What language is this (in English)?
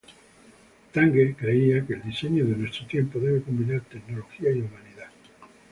Spanish